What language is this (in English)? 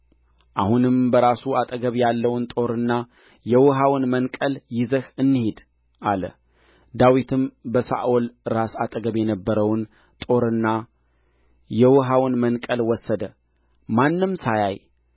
Amharic